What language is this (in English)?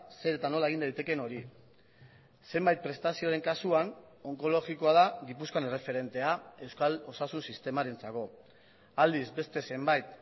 Basque